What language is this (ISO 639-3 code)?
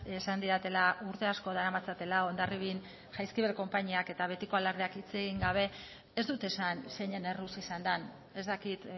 eus